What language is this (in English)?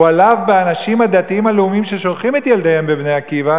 Hebrew